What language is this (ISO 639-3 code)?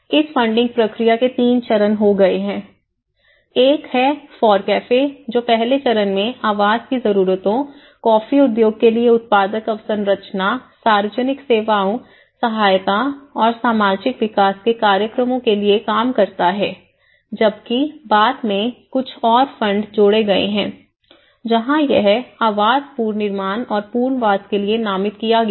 hin